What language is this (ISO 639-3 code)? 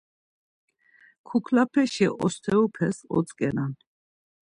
lzz